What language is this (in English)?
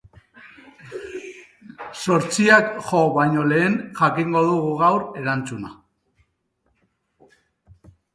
Basque